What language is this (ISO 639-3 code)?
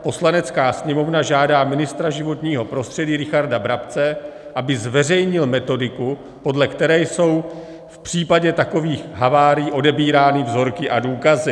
ces